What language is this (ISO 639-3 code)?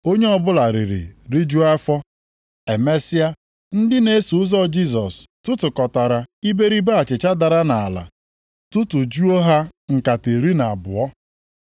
ibo